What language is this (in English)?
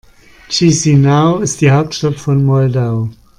German